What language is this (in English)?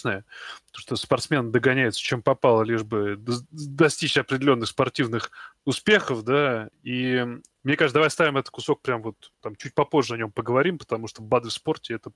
Russian